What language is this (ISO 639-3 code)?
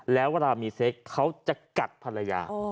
tha